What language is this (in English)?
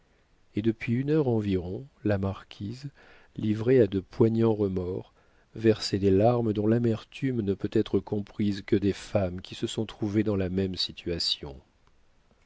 French